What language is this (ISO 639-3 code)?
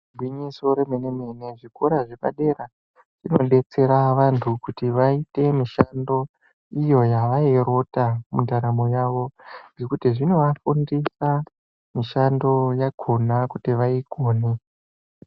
ndc